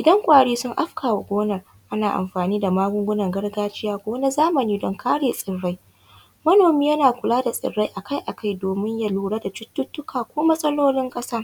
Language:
Hausa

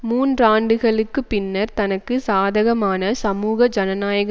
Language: Tamil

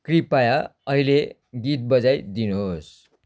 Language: Nepali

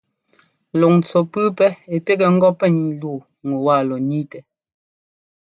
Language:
Ngomba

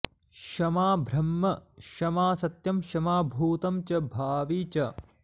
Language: Sanskrit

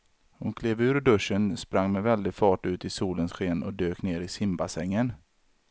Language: Swedish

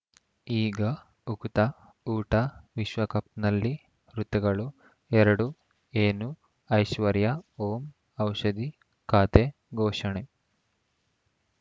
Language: Kannada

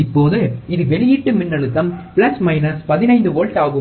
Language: Tamil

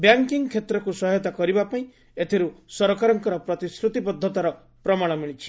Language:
Odia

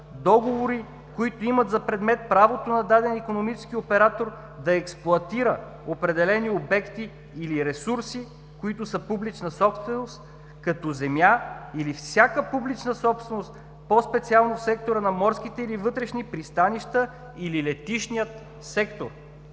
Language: Bulgarian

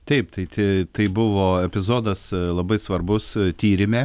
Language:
Lithuanian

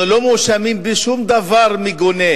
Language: Hebrew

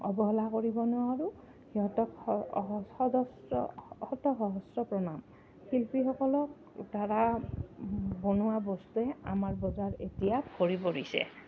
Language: Assamese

